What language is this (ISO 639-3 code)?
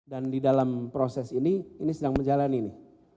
ind